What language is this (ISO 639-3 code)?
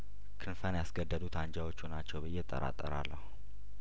amh